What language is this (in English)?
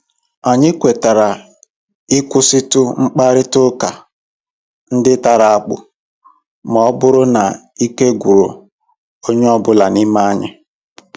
Igbo